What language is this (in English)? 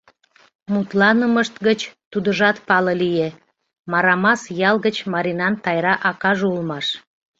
Mari